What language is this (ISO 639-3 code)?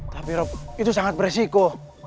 ind